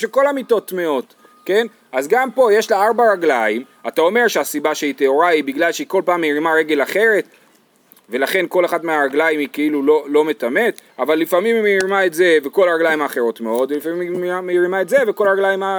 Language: Hebrew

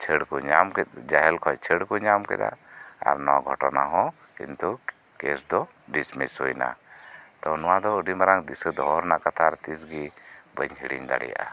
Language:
Santali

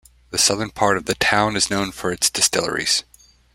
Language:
English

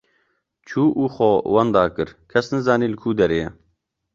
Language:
Kurdish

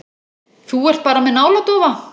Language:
Icelandic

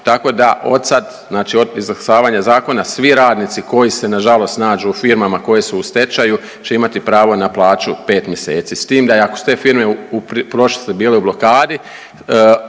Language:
Croatian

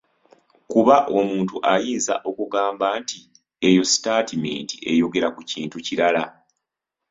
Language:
Ganda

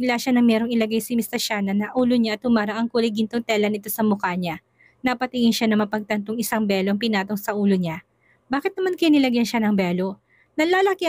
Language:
Filipino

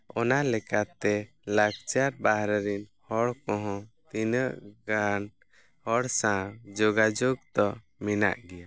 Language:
Santali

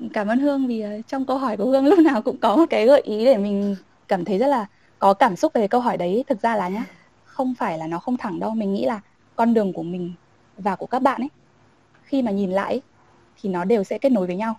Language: Vietnamese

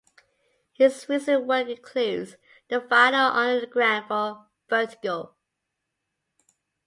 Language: English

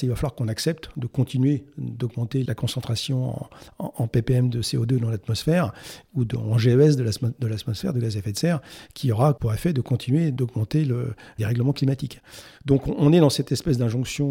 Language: French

